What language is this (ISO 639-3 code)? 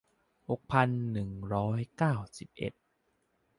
tha